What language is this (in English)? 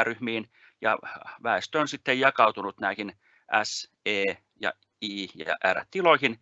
Finnish